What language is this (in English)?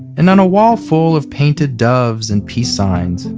English